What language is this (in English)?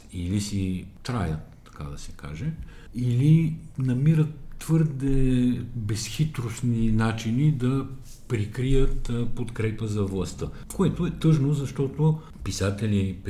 Bulgarian